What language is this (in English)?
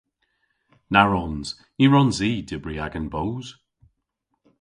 Cornish